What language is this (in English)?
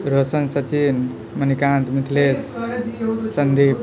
Maithili